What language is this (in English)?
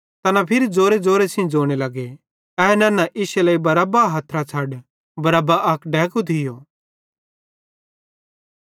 Bhadrawahi